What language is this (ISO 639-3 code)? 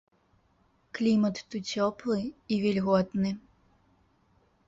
bel